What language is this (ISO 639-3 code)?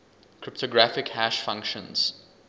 eng